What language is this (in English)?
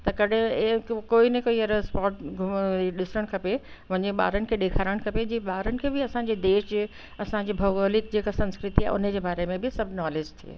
Sindhi